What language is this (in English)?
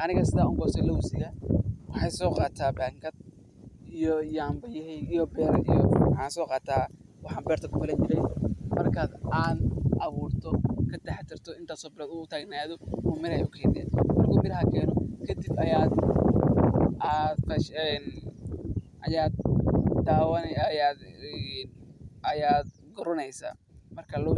Somali